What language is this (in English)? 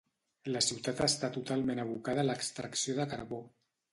Catalan